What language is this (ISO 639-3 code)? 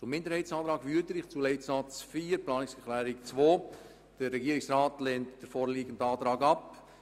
gsw